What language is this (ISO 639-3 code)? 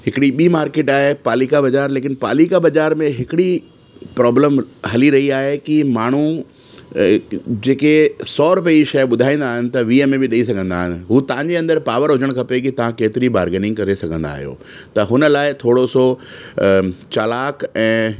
snd